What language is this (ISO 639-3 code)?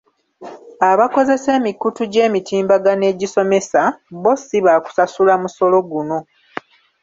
lug